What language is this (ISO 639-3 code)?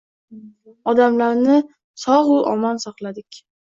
uzb